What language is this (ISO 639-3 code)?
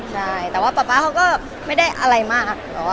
tha